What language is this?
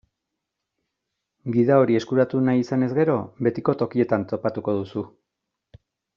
Basque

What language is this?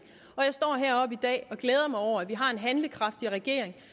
Danish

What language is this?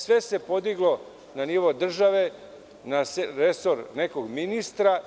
Serbian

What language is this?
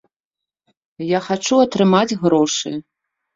Belarusian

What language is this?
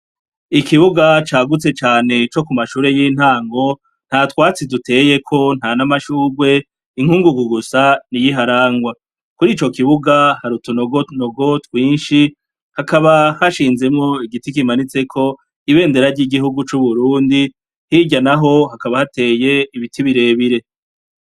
Rundi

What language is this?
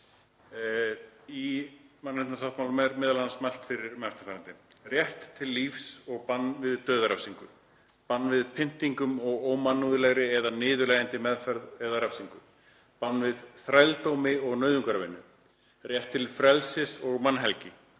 Icelandic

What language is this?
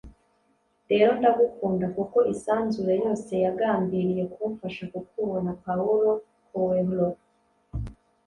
Kinyarwanda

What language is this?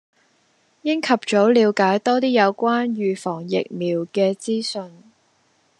Cantonese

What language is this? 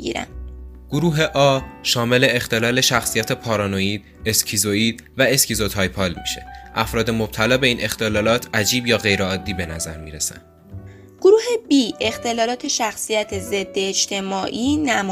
Persian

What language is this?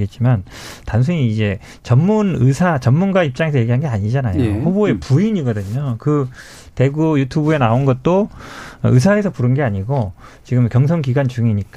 Korean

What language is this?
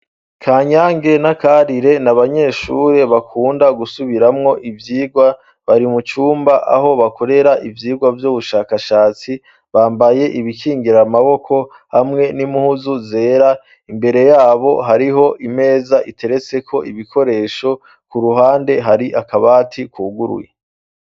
Rundi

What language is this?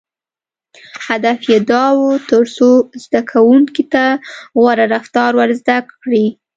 Pashto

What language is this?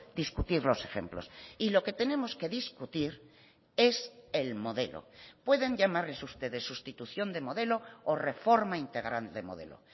Spanish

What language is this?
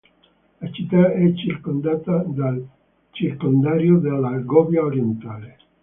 Italian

